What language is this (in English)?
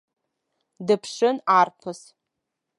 Abkhazian